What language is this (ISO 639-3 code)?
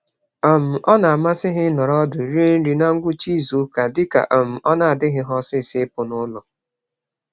ibo